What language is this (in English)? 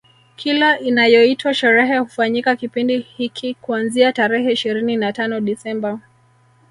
Swahili